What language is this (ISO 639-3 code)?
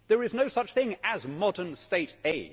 eng